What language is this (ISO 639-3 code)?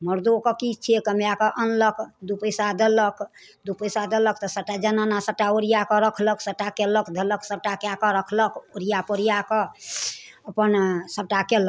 mai